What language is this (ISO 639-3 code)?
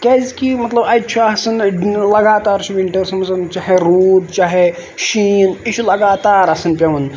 kas